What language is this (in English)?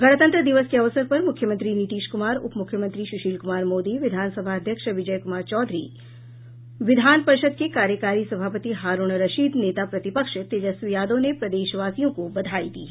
Hindi